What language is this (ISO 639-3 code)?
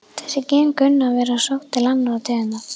isl